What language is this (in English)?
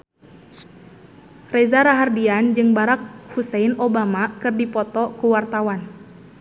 Sundanese